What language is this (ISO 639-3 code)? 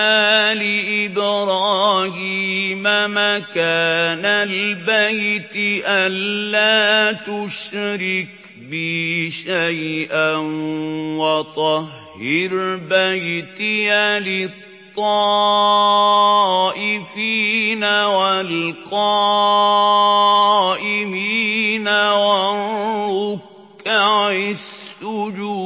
ara